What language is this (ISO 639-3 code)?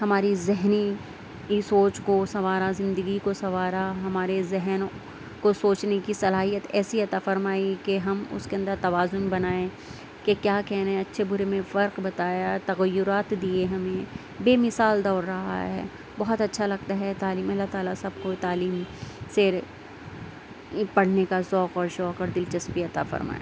urd